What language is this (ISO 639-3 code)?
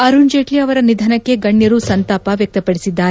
kan